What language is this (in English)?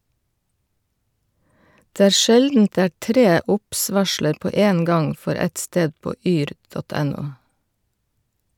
Norwegian